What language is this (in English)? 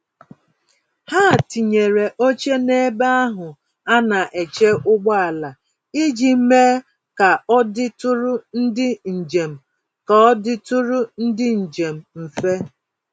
Igbo